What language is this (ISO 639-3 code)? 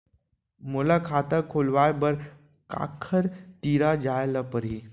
hne